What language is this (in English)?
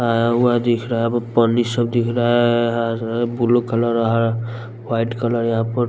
Hindi